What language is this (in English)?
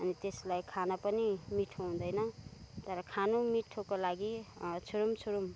Nepali